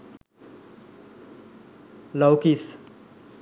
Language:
Sinhala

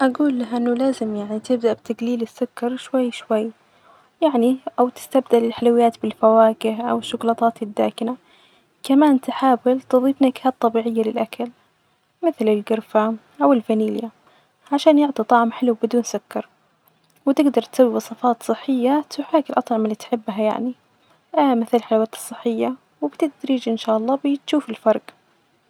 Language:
Najdi Arabic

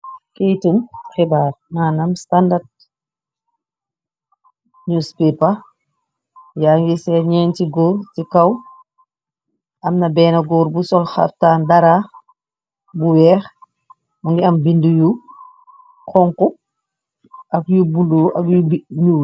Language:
Wolof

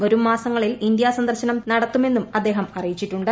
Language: Malayalam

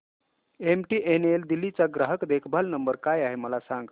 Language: Marathi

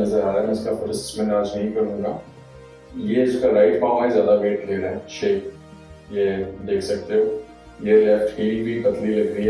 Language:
Hindi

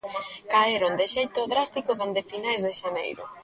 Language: Galician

